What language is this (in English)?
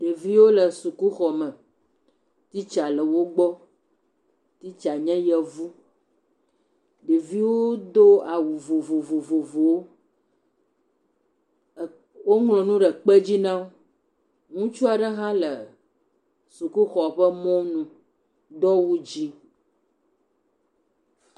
Ewe